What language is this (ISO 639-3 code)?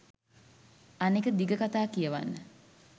sin